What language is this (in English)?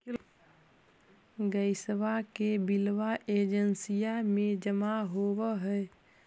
Magahi